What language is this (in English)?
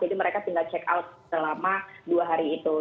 Indonesian